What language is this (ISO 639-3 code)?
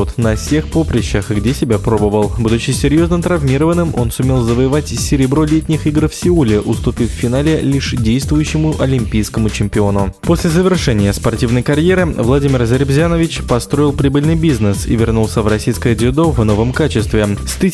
rus